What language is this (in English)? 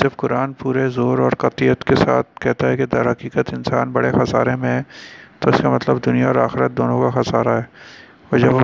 Urdu